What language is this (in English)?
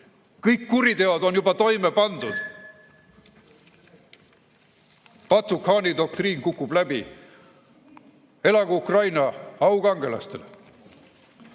Estonian